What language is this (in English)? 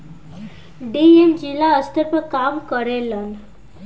Bhojpuri